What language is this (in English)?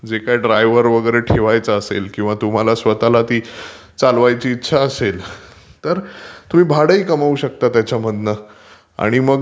Marathi